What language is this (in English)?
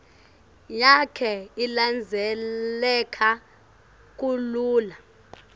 Swati